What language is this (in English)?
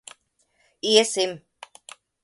Latvian